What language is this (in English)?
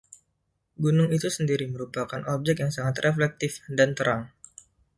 Indonesian